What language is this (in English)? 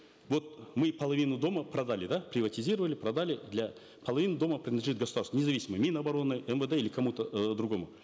Kazakh